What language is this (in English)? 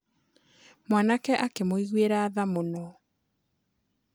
Kikuyu